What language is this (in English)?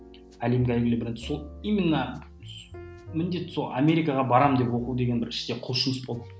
Kazakh